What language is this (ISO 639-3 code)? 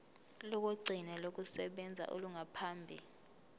zul